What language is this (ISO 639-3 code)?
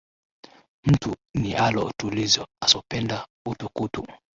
swa